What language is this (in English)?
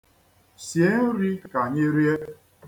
Igbo